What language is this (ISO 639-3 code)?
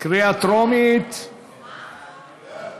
heb